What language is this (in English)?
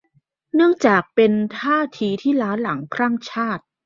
Thai